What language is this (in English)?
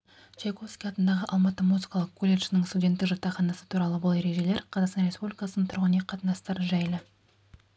Kazakh